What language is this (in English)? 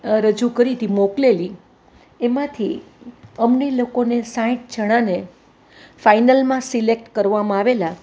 Gujarati